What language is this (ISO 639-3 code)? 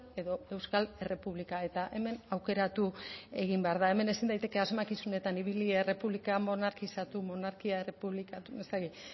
eus